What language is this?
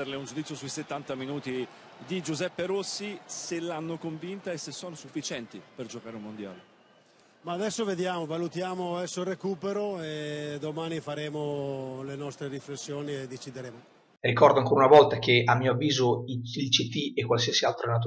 Italian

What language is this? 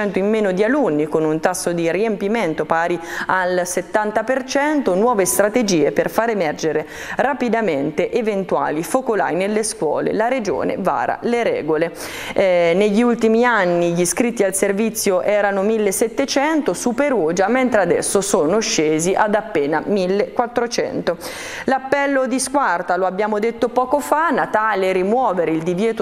Italian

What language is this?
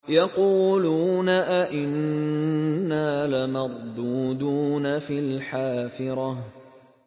Arabic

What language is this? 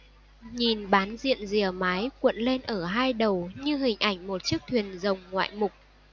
Vietnamese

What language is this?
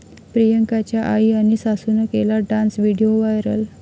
Marathi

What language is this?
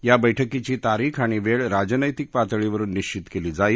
Marathi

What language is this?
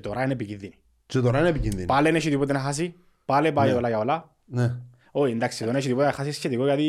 Greek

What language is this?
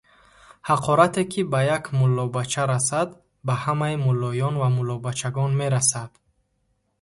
Tajik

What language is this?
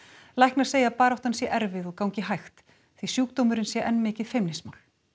Icelandic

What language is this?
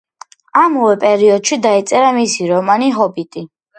Georgian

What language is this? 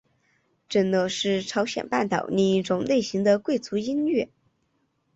Chinese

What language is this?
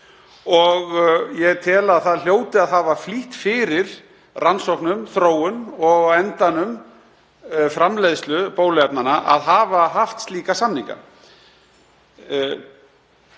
Icelandic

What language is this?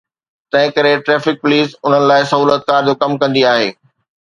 Sindhi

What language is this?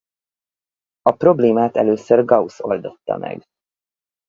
Hungarian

